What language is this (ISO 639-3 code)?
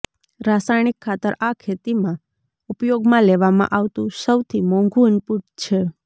guj